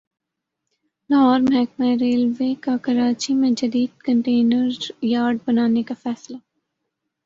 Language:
Urdu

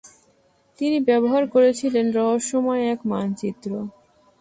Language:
Bangla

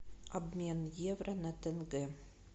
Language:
Russian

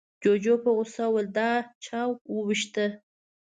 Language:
Pashto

